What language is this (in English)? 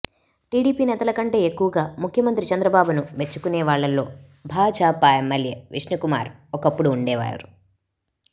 Telugu